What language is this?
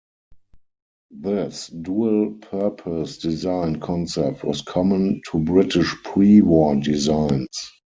English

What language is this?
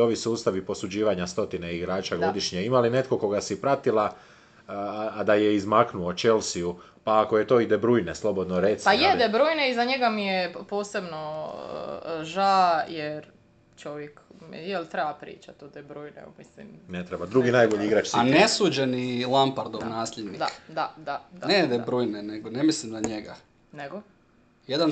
Croatian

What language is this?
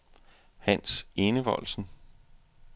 Danish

